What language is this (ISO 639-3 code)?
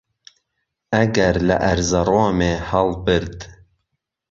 ckb